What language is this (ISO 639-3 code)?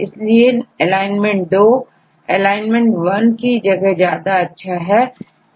hin